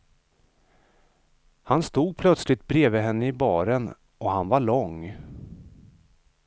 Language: Swedish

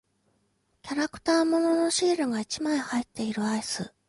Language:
Japanese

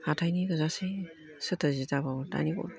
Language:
Bodo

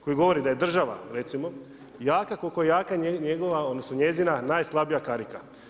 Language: Croatian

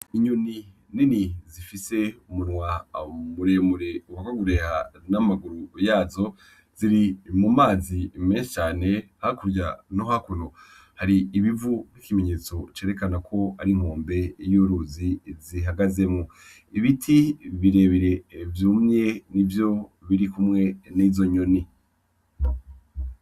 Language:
Rundi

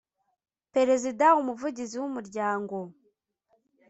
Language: Kinyarwanda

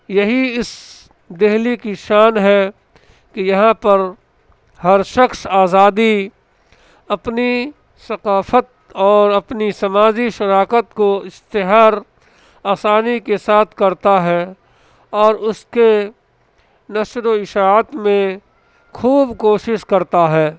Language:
Urdu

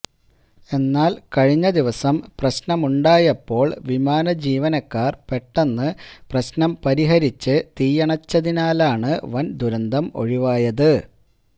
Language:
Malayalam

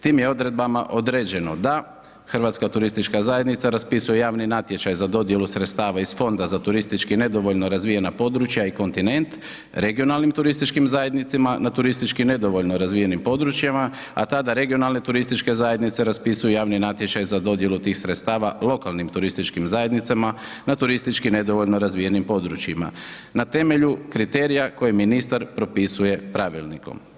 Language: Croatian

